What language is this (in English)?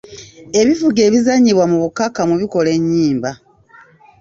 Ganda